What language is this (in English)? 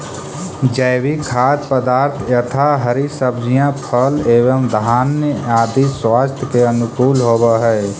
Magahi